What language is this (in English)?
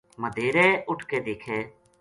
Gujari